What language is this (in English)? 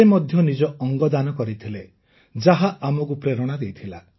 Odia